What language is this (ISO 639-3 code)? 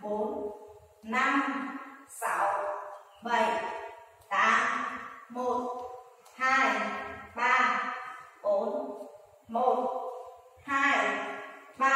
vie